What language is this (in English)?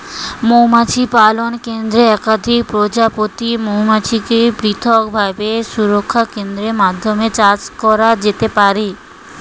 Bangla